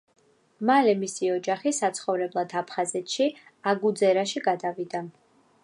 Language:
Georgian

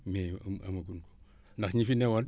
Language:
Wolof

